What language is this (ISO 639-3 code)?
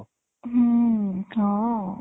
ori